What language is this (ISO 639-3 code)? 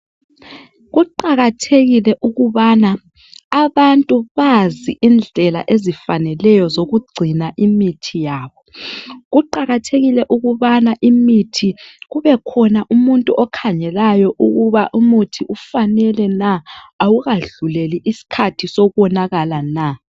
nde